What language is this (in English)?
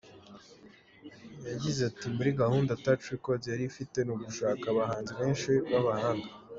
Kinyarwanda